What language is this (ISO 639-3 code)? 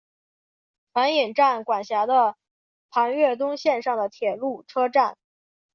zho